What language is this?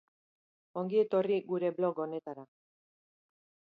Basque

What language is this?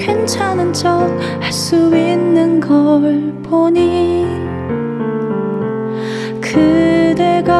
Korean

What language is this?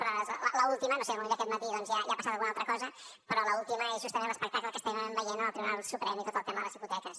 Catalan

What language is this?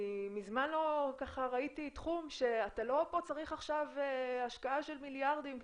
Hebrew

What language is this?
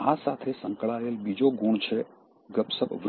Gujarati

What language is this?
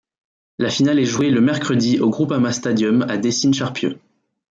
French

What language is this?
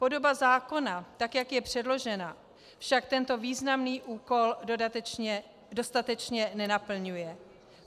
Czech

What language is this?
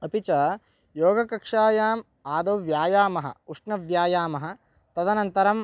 Sanskrit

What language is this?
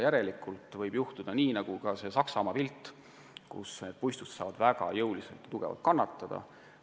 Estonian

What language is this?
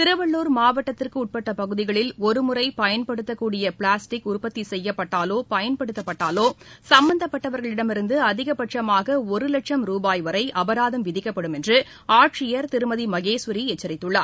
Tamil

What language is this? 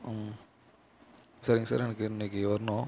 Tamil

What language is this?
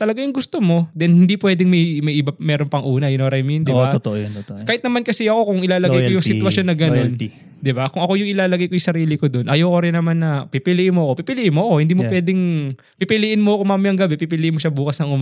Filipino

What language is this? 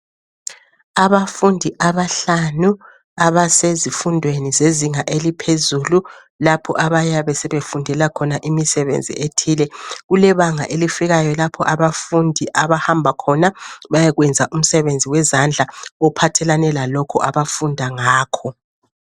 North Ndebele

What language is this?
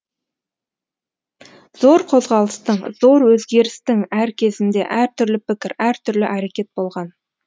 Kazakh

